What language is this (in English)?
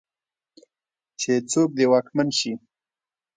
Pashto